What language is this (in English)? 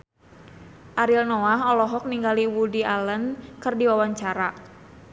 Sundanese